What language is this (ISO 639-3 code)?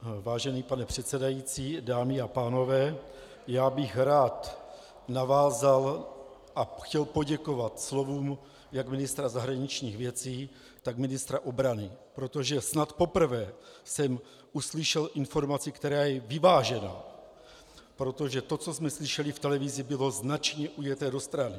ces